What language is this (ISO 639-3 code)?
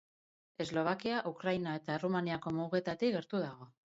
eus